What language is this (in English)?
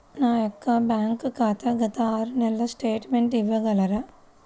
Telugu